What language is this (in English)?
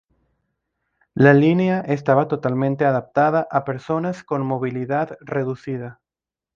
Spanish